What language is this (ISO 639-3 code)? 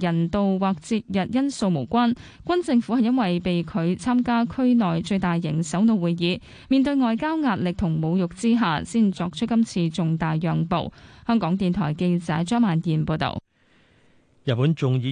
zho